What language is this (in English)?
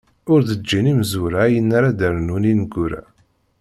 Kabyle